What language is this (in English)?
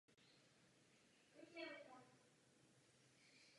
Czech